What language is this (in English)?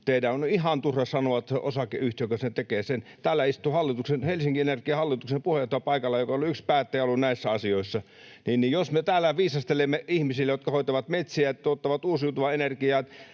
Finnish